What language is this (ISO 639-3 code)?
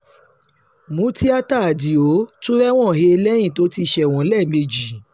yor